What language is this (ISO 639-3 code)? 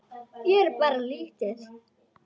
isl